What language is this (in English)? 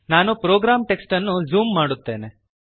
Kannada